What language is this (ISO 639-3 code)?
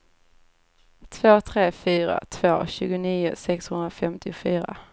swe